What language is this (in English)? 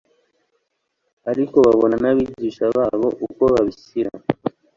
Kinyarwanda